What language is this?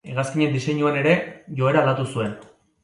Basque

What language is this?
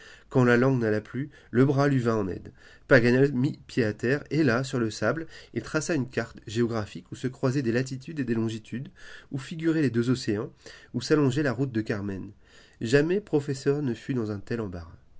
French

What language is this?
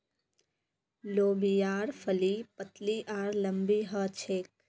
Magahi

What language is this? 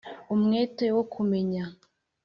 Kinyarwanda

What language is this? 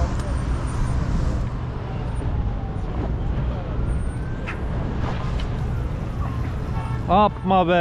Turkish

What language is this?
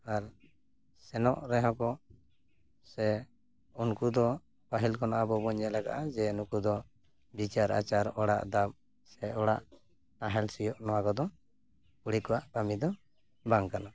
Santali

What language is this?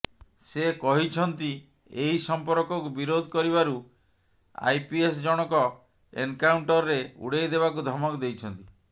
Odia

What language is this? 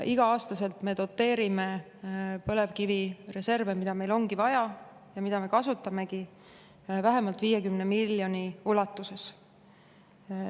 Estonian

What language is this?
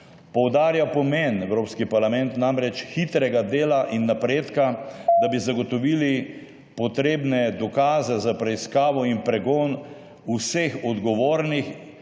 Slovenian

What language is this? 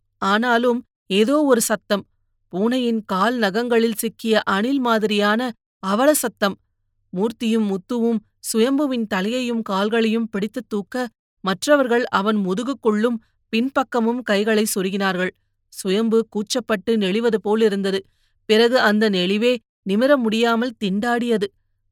Tamil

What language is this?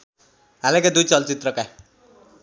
Nepali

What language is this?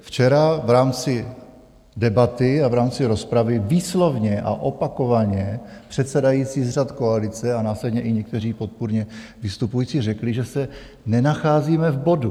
Czech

